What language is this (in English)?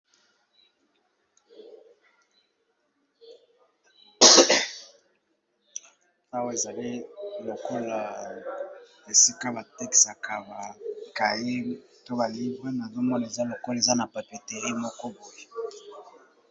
Lingala